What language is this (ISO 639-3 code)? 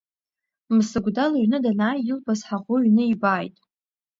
abk